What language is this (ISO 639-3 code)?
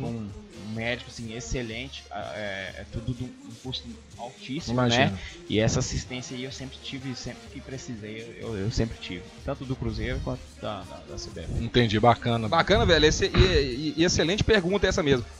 por